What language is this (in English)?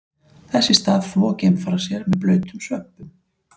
Icelandic